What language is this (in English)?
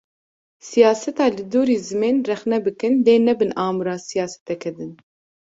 Kurdish